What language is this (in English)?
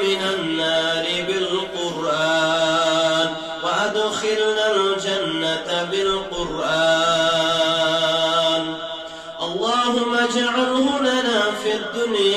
Arabic